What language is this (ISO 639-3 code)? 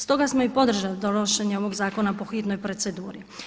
hrv